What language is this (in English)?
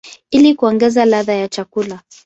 Swahili